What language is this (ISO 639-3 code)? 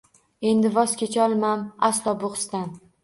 uzb